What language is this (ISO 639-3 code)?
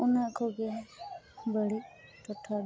sat